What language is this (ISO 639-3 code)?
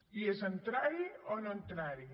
cat